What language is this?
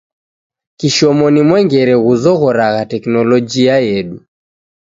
Taita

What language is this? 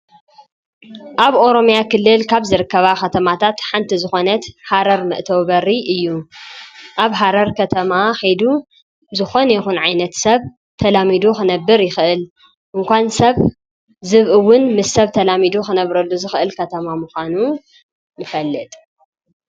Tigrinya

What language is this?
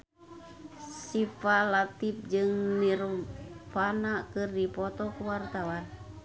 Sundanese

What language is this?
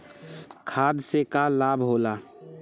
Bhojpuri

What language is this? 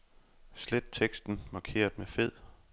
Danish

